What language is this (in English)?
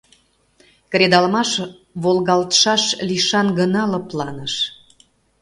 Mari